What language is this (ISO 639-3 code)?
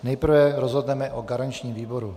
ces